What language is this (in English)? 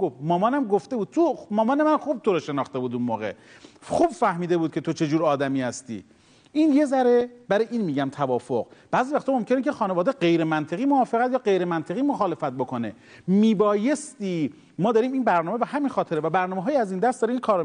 Persian